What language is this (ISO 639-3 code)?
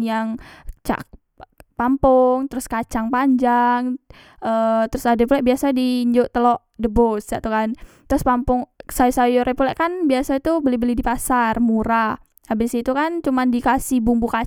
mui